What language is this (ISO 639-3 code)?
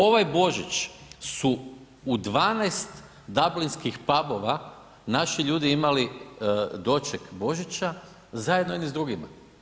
hrv